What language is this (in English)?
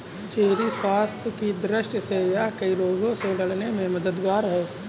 Hindi